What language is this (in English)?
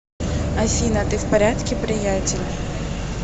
Russian